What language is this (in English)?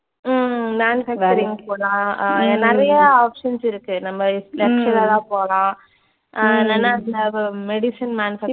Tamil